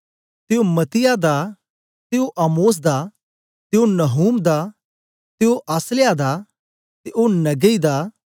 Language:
Dogri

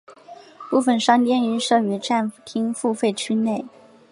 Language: Chinese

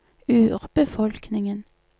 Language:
Norwegian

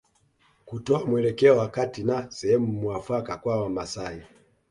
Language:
Swahili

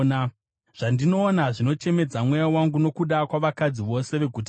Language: Shona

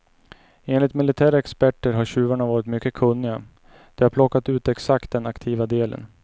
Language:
Swedish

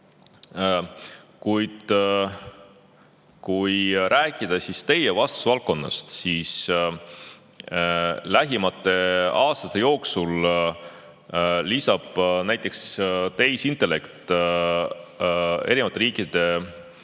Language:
Estonian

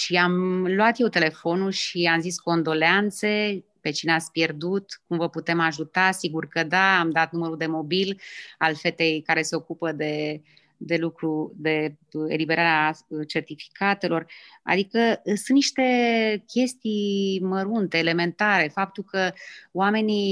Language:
Romanian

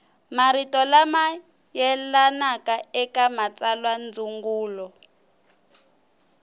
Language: Tsonga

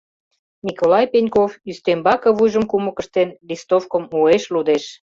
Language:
Mari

